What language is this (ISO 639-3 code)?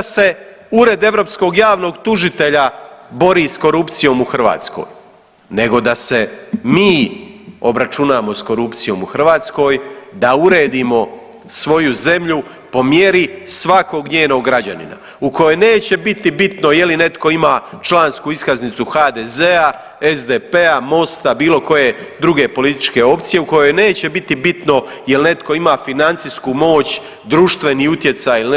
hrv